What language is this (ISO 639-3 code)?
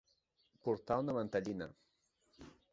cat